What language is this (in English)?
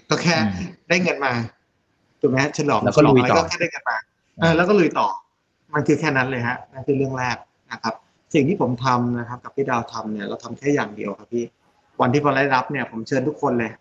Thai